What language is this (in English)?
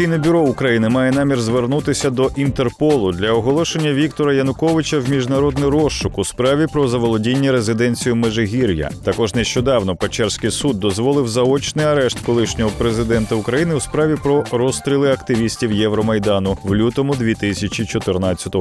Ukrainian